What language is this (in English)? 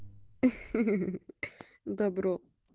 Russian